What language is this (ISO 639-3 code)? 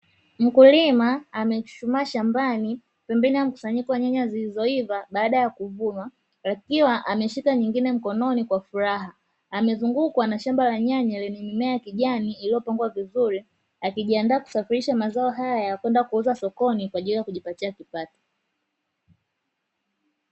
swa